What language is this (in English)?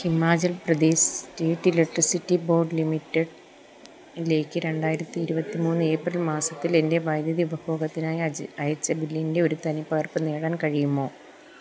Malayalam